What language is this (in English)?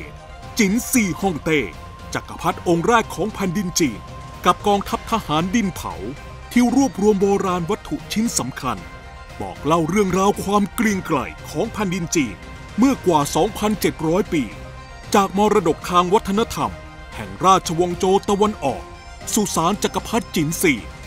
Thai